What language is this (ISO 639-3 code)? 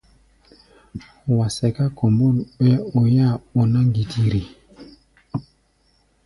gba